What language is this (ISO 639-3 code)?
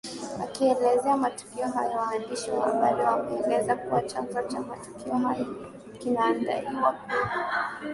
swa